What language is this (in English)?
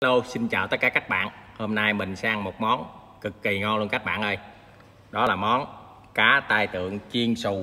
Vietnamese